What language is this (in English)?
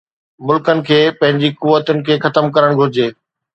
Sindhi